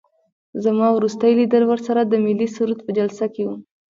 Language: Pashto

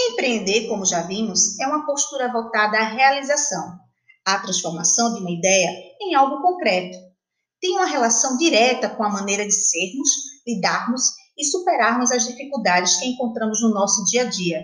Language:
Portuguese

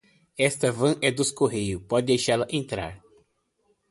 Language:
Portuguese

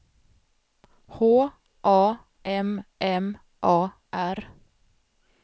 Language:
Swedish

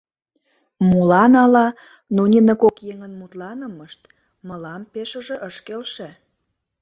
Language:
Mari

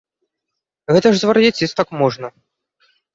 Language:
Belarusian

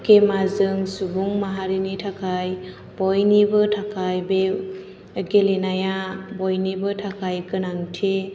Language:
Bodo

